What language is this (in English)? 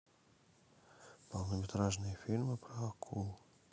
Russian